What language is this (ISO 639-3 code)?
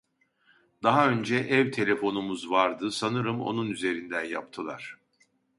tur